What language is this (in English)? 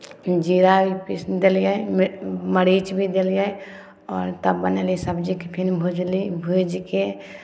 Maithili